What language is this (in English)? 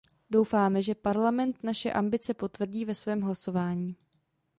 Czech